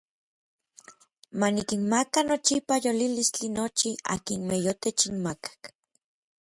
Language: Orizaba Nahuatl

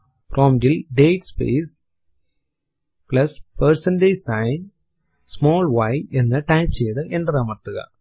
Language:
Malayalam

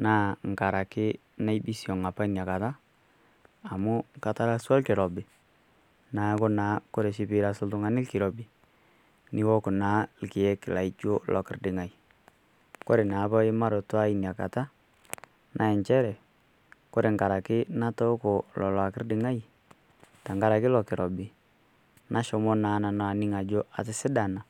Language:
Masai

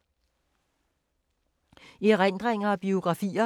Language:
Danish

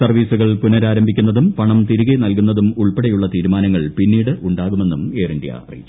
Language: Malayalam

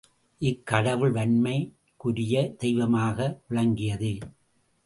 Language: Tamil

